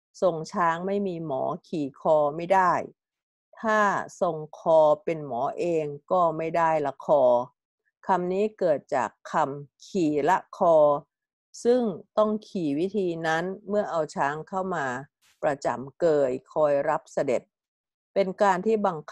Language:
Thai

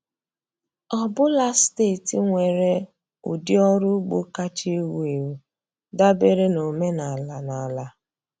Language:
Igbo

